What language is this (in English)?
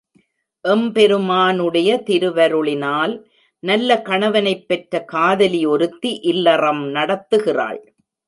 Tamil